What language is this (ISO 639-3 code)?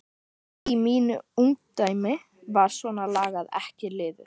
isl